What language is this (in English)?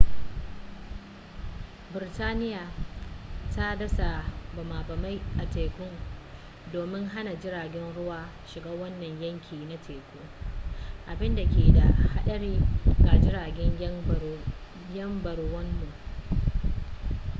Hausa